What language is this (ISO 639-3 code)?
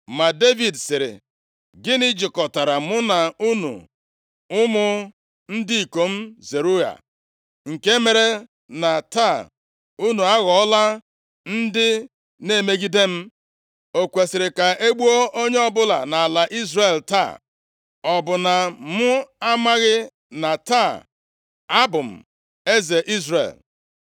ibo